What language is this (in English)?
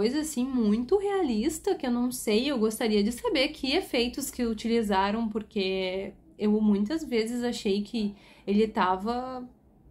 Portuguese